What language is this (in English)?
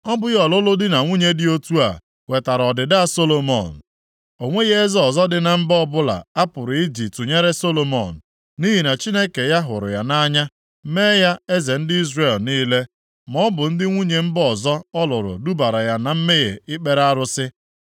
Igbo